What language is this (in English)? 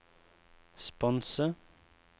Norwegian